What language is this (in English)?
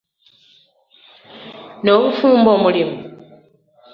Ganda